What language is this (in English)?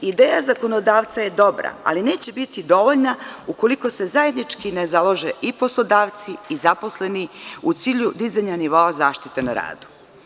Serbian